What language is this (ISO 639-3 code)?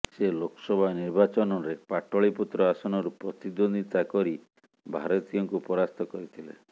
ori